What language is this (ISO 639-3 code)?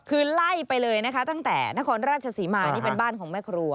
tha